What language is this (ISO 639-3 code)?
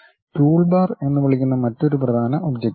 mal